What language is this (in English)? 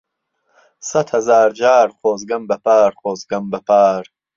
Central Kurdish